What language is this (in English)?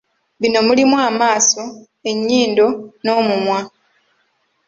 Ganda